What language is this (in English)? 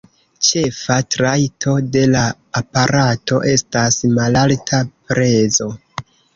Esperanto